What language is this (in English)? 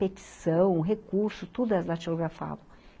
Portuguese